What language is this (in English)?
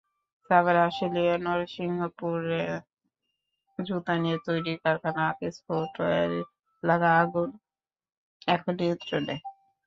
Bangla